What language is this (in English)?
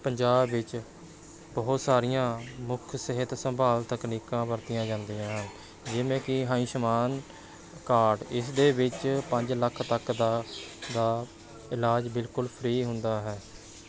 Punjabi